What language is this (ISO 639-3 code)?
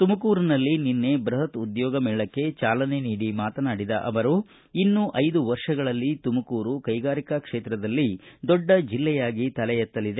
kan